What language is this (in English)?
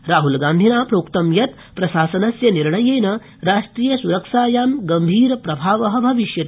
Sanskrit